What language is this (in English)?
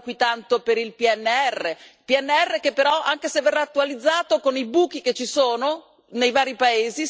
Italian